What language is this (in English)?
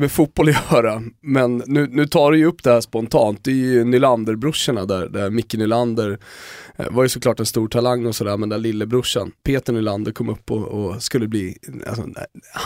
Swedish